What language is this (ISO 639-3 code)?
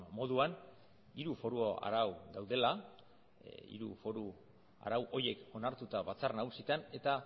eus